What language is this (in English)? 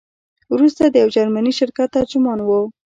Pashto